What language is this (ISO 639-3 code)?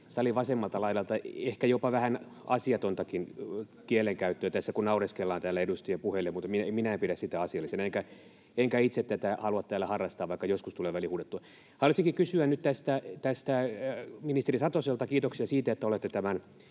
fin